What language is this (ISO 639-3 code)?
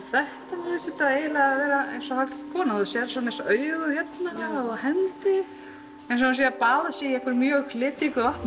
isl